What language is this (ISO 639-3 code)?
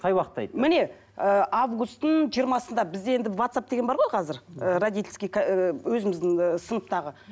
kaz